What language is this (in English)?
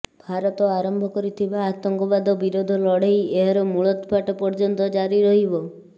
Odia